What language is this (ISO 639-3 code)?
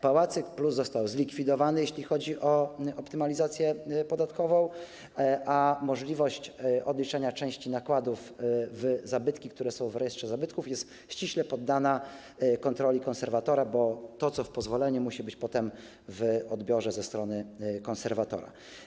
pol